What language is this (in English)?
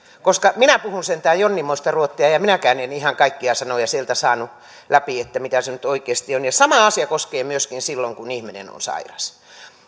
Finnish